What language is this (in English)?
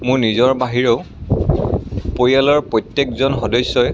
Assamese